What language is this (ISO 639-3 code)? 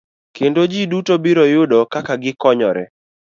luo